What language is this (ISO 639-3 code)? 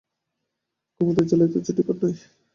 ben